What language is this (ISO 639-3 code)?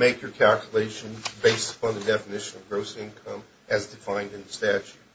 eng